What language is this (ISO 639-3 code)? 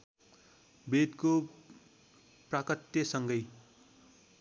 nep